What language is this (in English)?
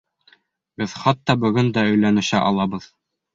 Bashkir